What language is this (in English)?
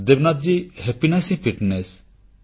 Odia